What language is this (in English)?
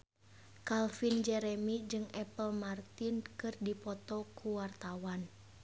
Sundanese